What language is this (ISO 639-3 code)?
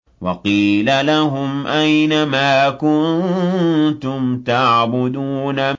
ara